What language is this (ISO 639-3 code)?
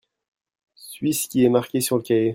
fra